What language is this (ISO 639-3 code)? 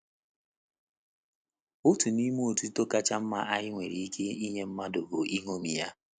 ibo